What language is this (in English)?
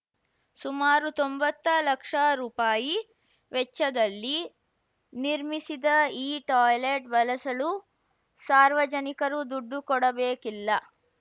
Kannada